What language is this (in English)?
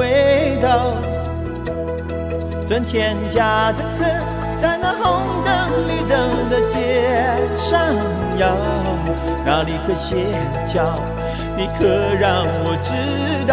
Chinese